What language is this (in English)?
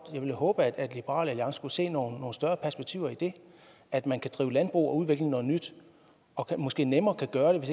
Danish